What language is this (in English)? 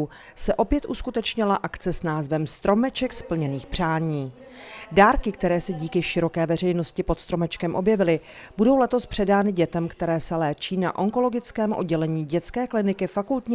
Czech